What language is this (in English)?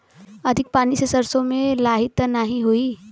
Bhojpuri